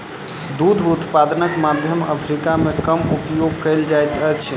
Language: Maithili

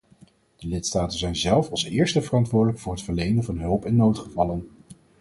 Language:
Dutch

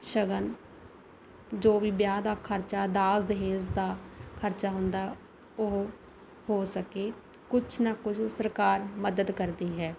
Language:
Punjabi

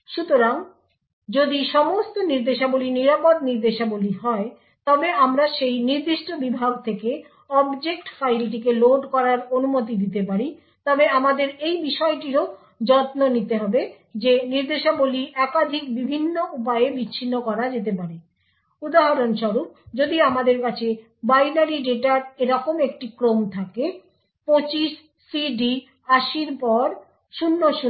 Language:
Bangla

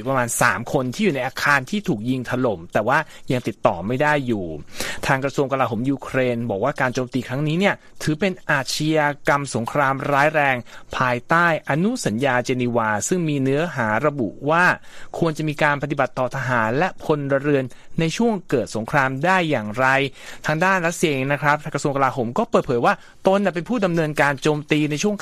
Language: Thai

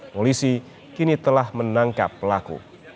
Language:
Indonesian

